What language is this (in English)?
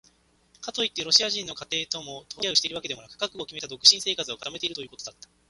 Japanese